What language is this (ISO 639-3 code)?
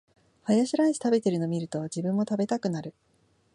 jpn